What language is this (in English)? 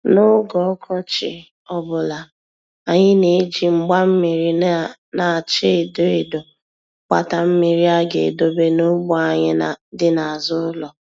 Igbo